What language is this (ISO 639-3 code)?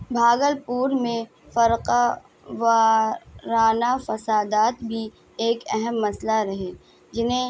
urd